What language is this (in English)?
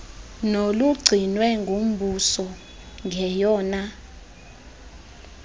Xhosa